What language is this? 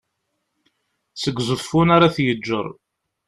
Kabyle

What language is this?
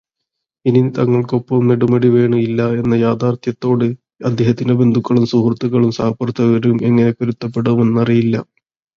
Malayalam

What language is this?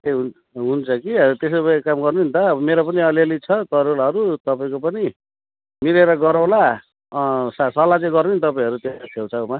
Nepali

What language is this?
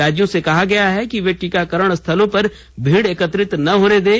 Hindi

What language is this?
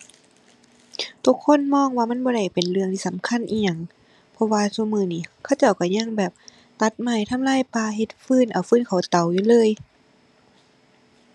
Thai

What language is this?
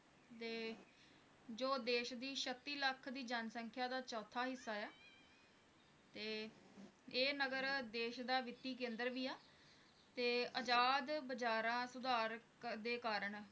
Punjabi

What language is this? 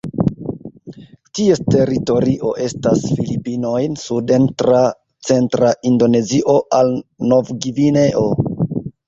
Esperanto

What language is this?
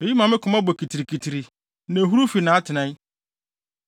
Akan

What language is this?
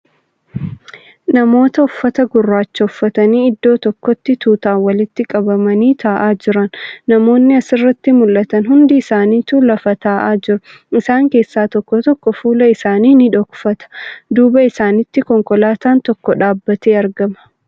Oromo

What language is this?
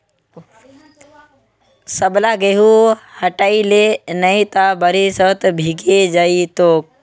Magahi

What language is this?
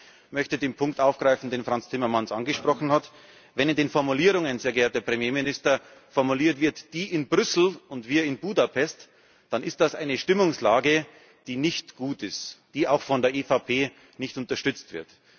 German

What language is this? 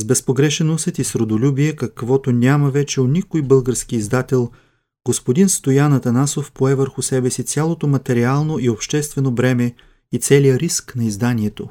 Bulgarian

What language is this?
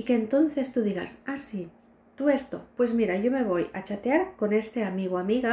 Spanish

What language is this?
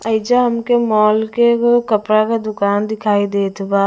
Bhojpuri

